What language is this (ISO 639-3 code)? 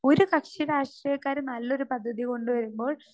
mal